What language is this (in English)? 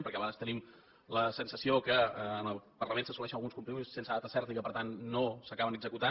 Catalan